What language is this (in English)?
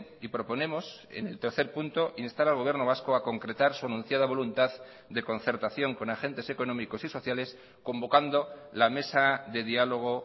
Spanish